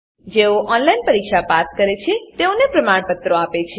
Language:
Gujarati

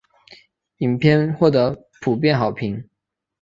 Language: Chinese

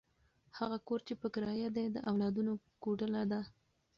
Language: Pashto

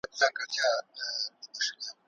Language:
Pashto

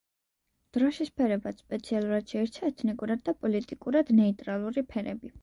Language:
Georgian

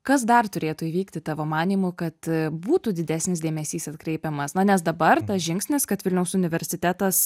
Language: Lithuanian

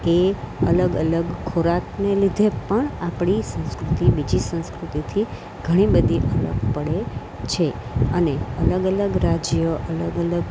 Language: Gujarati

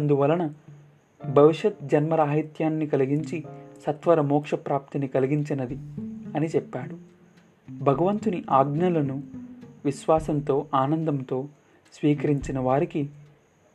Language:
Telugu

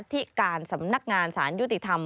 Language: Thai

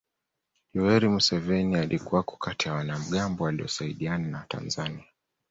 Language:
Swahili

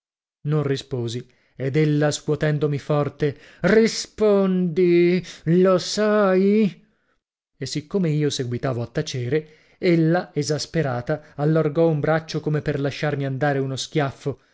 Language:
Italian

